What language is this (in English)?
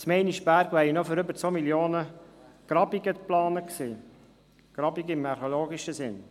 Swiss German